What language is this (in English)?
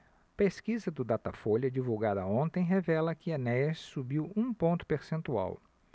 Portuguese